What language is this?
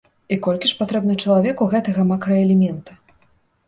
Belarusian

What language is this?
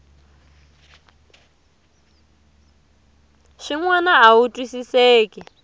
Tsonga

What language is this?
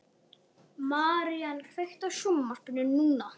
Icelandic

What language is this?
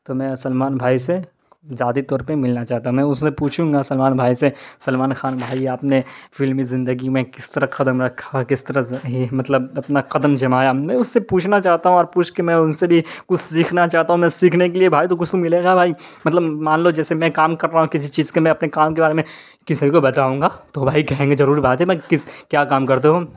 Urdu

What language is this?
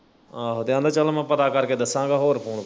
Punjabi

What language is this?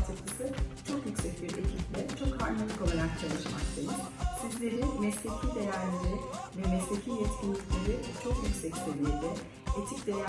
Turkish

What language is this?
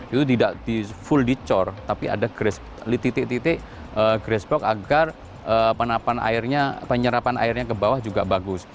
Indonesian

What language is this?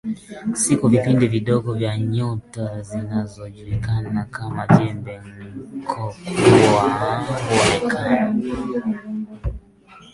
Swahili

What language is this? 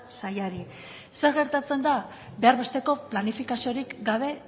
Basque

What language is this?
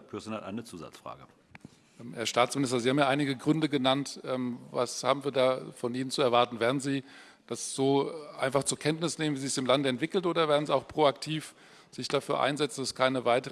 German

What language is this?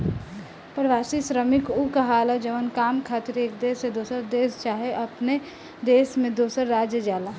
Bhojpuri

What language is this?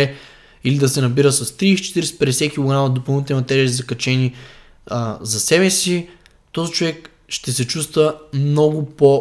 Bulgarian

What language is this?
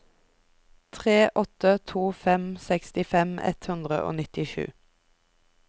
Norwegian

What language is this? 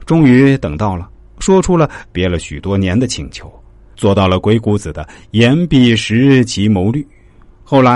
Chinese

